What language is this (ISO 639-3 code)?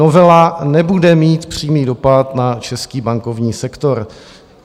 ces